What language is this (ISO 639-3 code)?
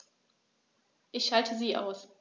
deu